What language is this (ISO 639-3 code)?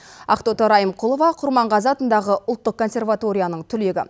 kaz